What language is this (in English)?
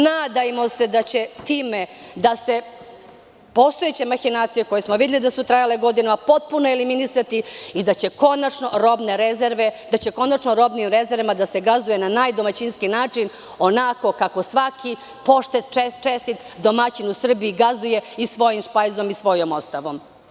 Serbian